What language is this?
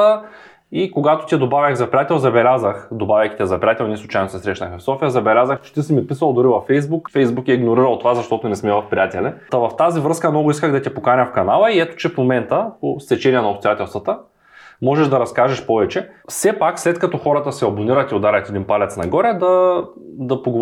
Bulgarian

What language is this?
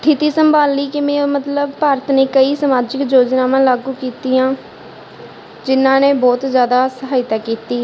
Punjabi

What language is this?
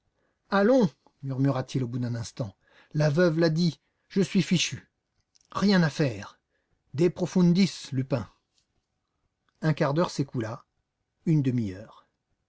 French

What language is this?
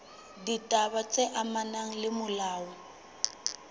Southern Sotho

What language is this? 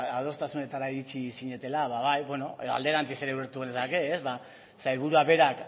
Basque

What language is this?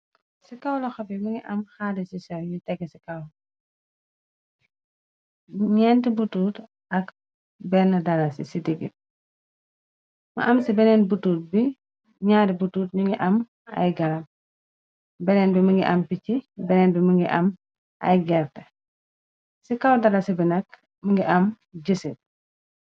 Wolof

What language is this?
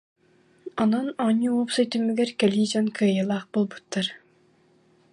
Yakut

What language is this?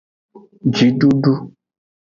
Aja (Benin)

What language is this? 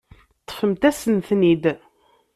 Kabyle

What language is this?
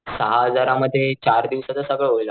Marathi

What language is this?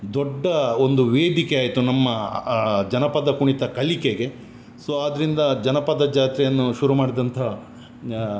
Kannada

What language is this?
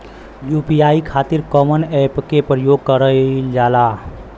Bhojpuri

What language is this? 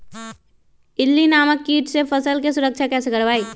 Magahi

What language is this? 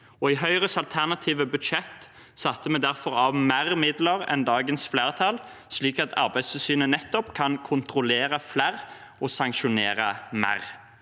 Norwegian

